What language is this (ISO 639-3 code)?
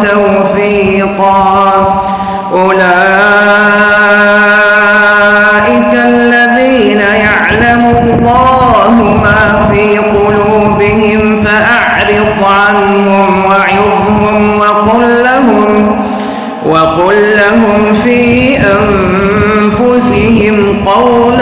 ara